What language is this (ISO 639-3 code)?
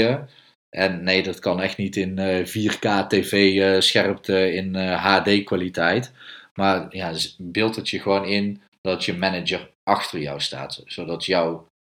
nld